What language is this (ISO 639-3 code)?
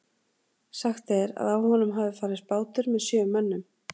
isl